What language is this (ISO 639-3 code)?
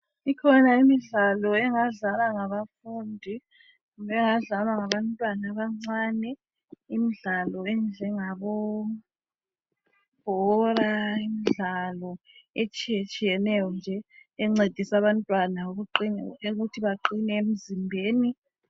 nde